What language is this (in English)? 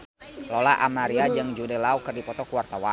Sundanese